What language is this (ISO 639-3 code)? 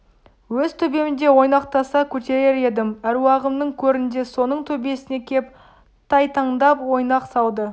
kaz